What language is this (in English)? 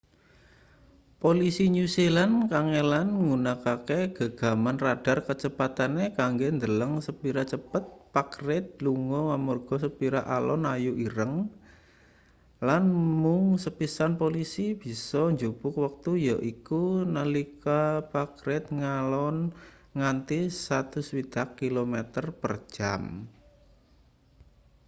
Javanese